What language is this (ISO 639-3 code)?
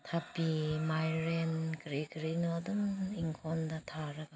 mni